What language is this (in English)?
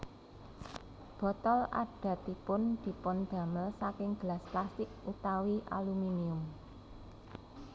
Javanese